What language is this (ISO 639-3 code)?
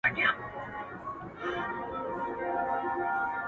pus